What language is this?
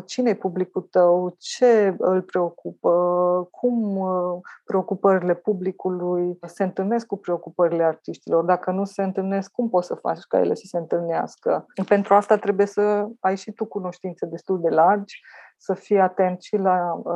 Romanian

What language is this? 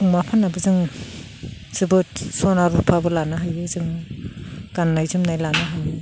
Bodo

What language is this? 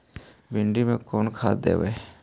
Magahi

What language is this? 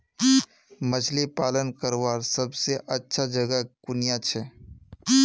Magahi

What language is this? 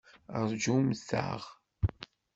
Kabyle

